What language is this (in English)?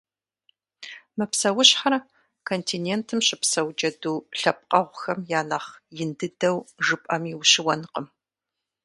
Kabardian